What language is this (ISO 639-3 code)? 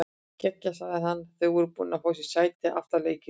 isl